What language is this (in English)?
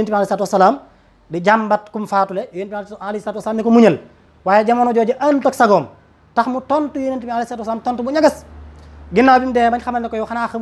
French